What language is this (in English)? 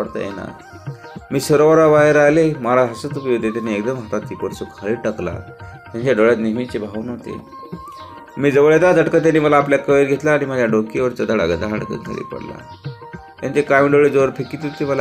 Romanian